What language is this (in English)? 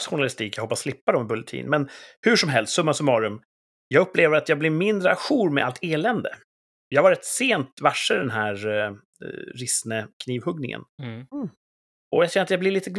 Swedish